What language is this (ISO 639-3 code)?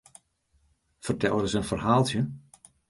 fry